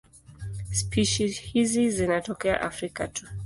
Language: Swahili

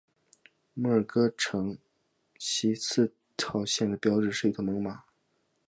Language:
Chinese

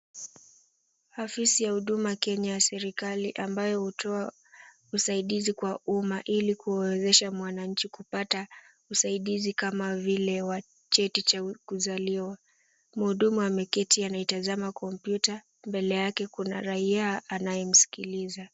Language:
Swahili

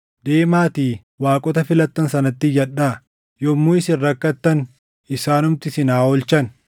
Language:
Oromo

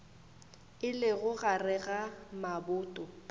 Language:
Northern Sotho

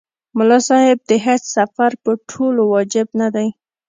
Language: Pashto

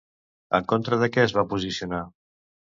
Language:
Catalan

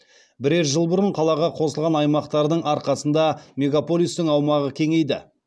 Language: Kazakh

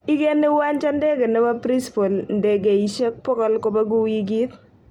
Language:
Kalenjin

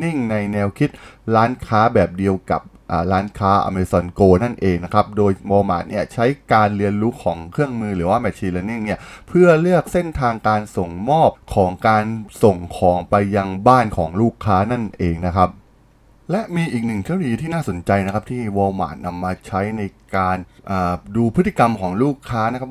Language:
Thai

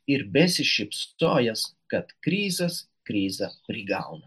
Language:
Lithuanian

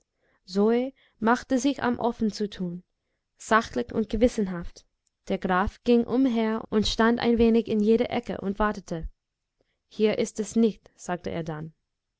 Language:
German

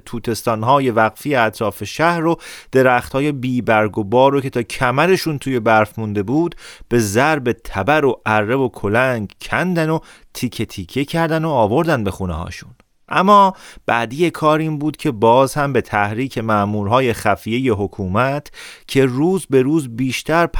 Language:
Persian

